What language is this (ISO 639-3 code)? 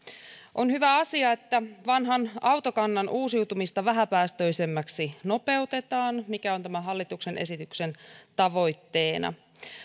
fin